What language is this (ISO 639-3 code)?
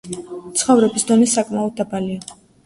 kat